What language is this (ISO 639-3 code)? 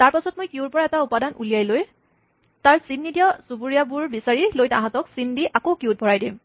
asm